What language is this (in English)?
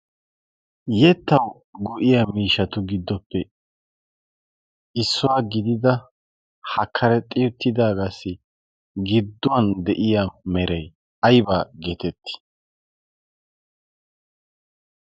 Wolaytta